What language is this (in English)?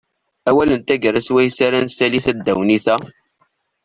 Kabyle